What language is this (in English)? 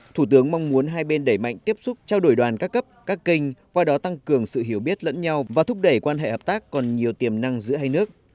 Vietnamese